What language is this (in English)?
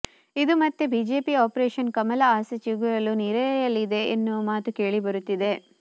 Kannada